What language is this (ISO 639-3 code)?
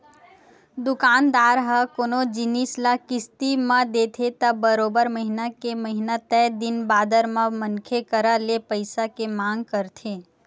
hne